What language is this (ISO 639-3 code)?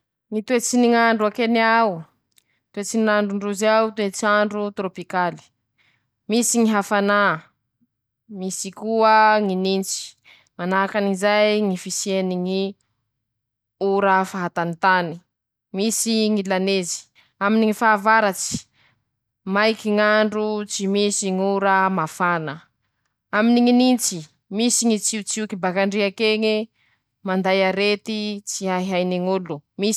msh